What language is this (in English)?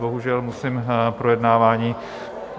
Czech